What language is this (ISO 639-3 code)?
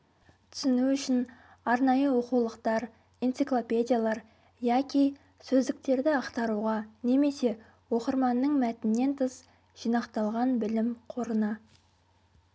kaz